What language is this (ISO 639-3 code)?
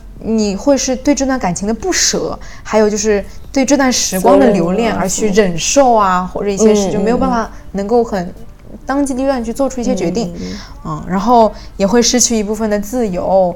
zho